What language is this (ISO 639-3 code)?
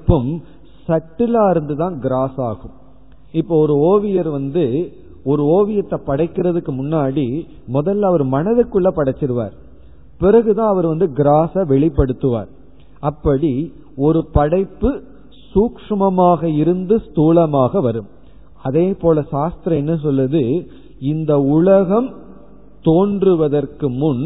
tam